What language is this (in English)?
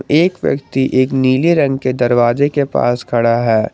Hindi